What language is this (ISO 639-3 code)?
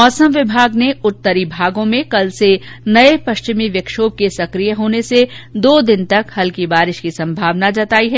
hin